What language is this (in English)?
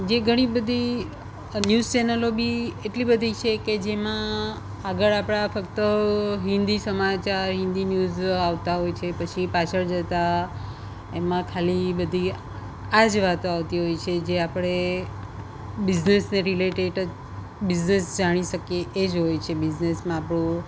Gujarati